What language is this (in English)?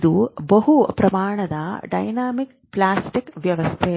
Kannada